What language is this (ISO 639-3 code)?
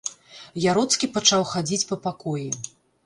bel